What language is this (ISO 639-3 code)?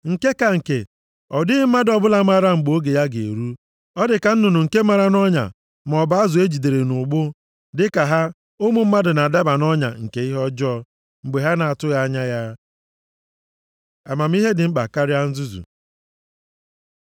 ibo